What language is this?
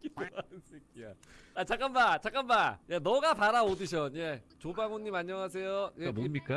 Korean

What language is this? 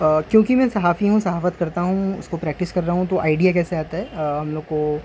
Urdu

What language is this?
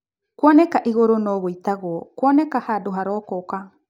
Kikuyu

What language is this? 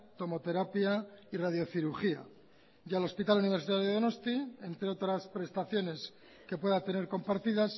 Spanish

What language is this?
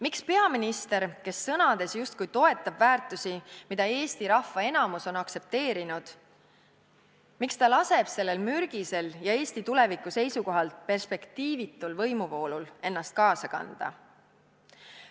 Estonian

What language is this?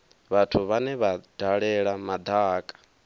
Venda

